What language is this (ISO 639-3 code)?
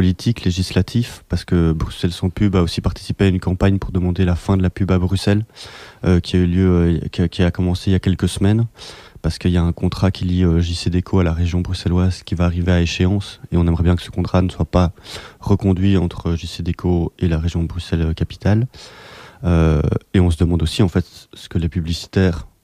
fra